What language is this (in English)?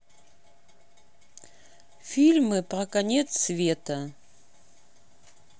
Russian